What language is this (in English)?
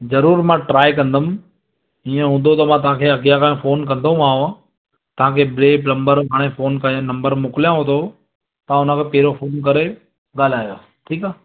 Sindhi